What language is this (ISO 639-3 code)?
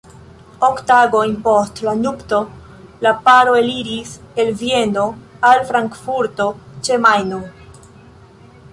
epo